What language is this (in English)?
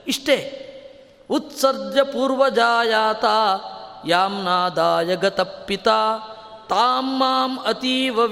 Kannada